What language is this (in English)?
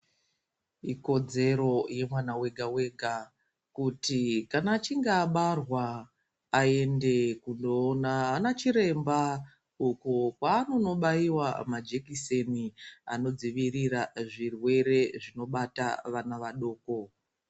Ndau